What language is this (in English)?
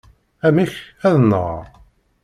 Kabyle